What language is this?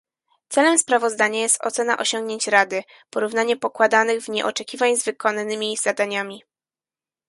Polish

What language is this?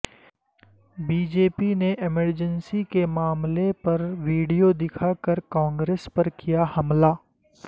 Urdu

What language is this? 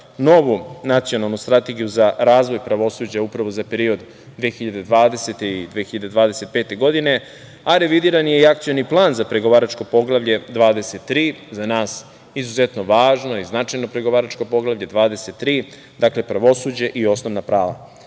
Serbian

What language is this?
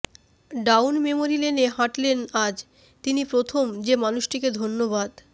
Bangla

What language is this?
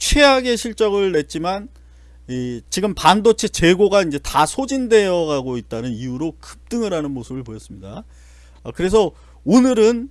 Korean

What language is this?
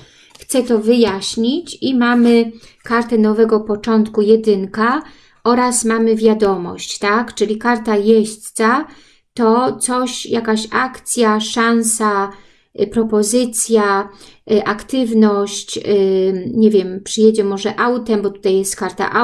Polish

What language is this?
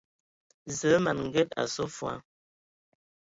Ewondo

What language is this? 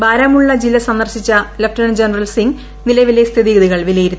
Malayalam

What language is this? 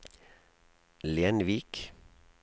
Norwegian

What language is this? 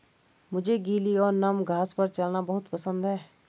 Hindi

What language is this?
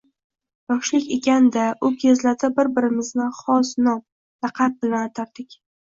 Uzbek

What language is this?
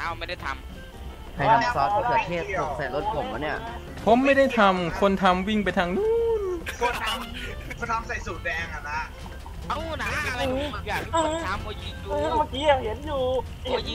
Thai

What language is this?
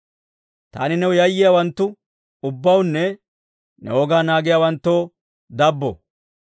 Dawro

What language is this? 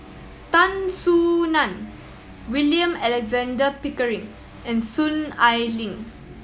English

